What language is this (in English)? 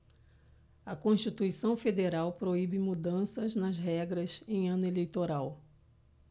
Portuguese